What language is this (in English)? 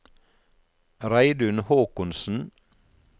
Norwegian